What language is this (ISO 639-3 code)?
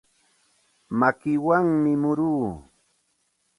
qxt